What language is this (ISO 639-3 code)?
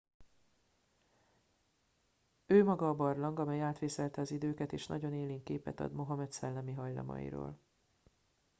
hun